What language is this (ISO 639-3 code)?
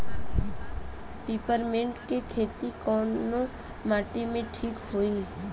bho